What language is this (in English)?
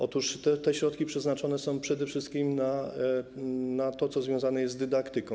Polish